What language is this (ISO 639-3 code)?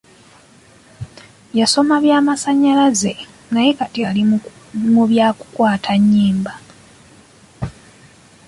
lug